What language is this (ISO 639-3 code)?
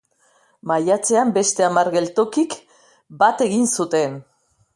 eus